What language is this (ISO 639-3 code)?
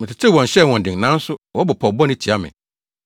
aka